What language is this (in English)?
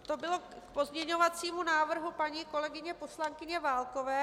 Czech